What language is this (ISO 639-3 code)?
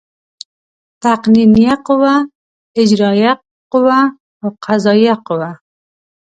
pus